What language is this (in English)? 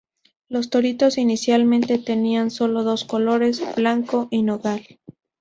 Spanish